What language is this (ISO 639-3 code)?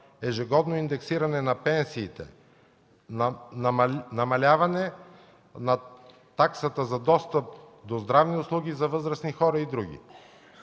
bul